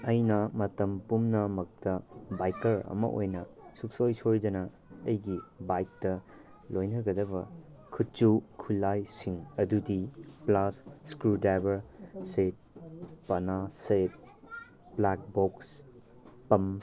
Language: Manipuri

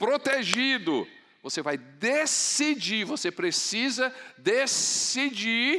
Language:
Portuguese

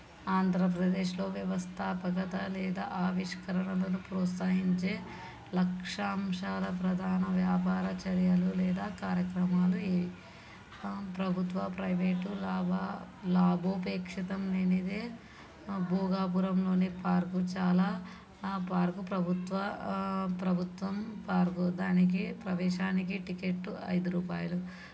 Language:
Telugu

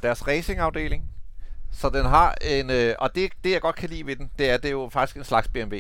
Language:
Danish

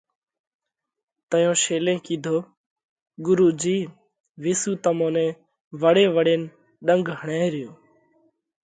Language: Parkari Koli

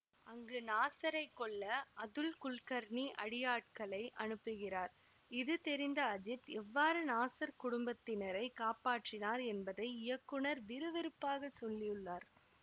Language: Tamil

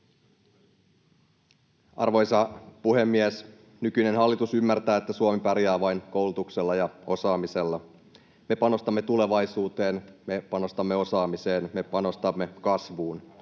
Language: Finnish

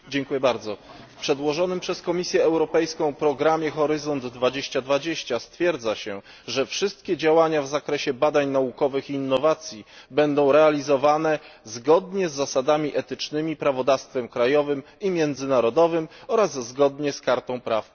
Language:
Polish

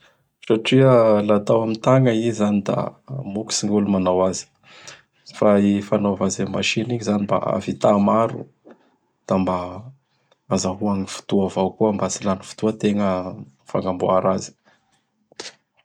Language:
Bara Malagasy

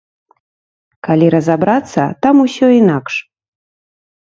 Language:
Belarusian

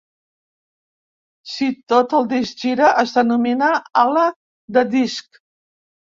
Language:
Catalan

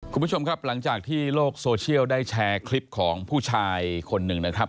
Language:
Thai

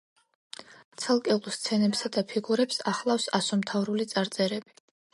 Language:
Georgian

